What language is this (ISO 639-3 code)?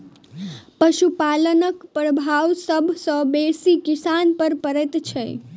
mai